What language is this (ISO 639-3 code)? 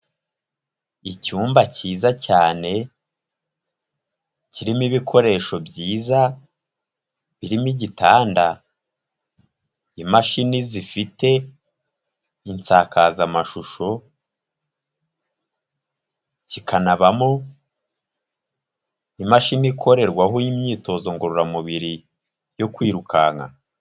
kin